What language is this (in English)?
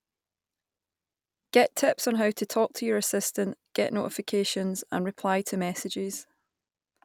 English